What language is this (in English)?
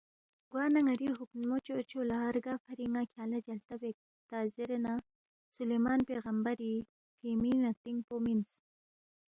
Balti